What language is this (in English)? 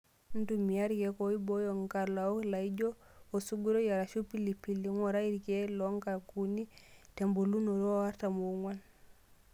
Masai